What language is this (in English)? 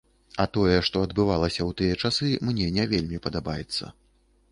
Belarusian